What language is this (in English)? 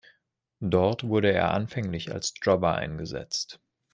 German